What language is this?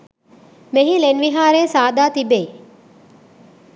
Sinhala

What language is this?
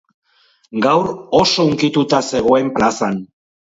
Basque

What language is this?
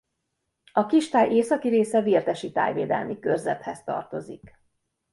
Hungarian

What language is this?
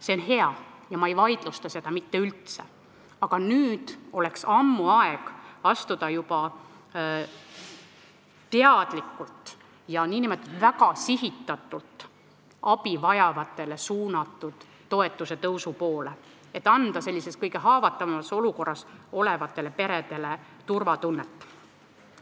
Estonian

